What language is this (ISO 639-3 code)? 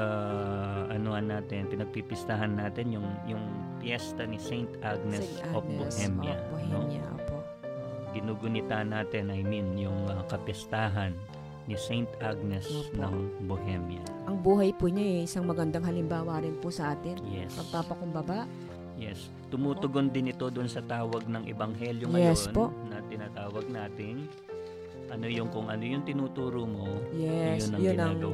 fil